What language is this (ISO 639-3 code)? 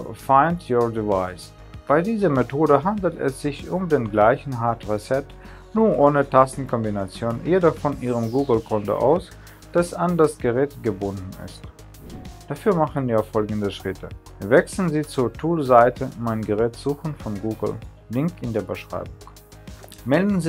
deu